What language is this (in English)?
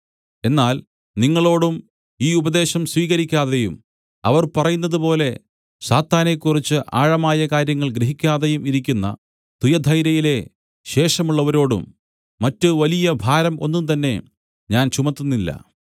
Malayalam